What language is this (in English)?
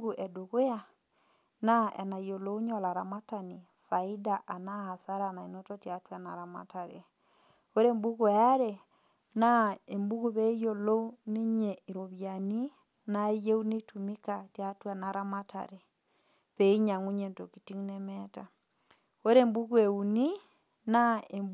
Masai